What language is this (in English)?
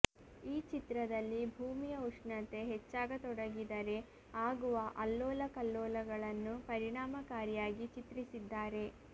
Kannada